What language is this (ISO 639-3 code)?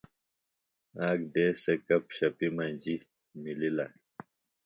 phl